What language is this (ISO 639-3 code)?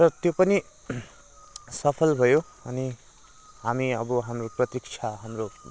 nep